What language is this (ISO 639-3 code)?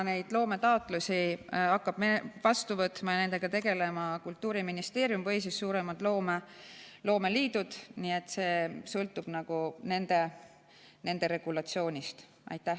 est